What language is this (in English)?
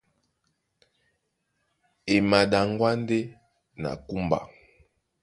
Duala